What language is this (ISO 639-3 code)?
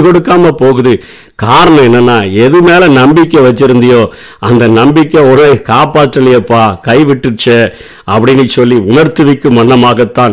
tam